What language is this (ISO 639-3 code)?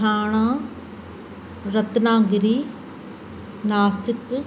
snd